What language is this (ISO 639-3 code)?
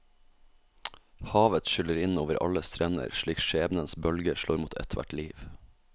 nor